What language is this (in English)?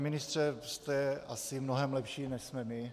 Czech